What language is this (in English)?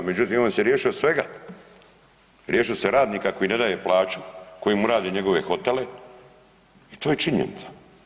Croatian